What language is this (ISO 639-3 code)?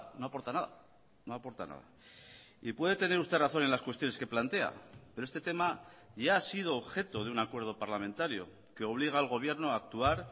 spa